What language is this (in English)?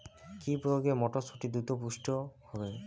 Bangla